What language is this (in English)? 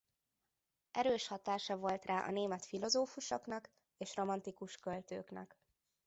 Hungarian